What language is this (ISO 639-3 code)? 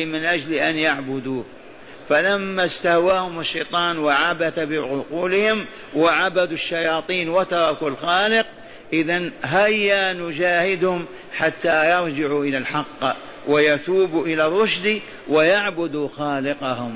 ara